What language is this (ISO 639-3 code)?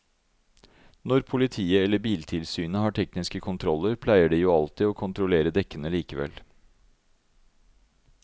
nor